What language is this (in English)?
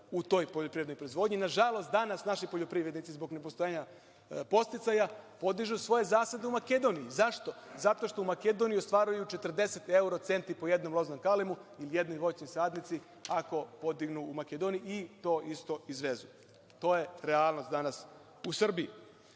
Serbian